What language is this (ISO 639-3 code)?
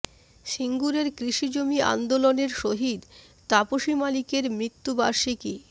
ben